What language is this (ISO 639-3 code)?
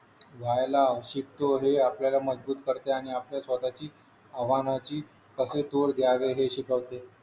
mar